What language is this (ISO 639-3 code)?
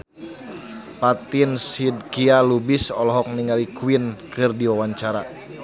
sun